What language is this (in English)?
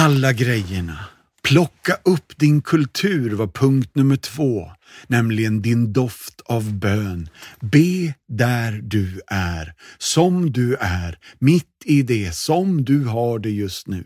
Swedish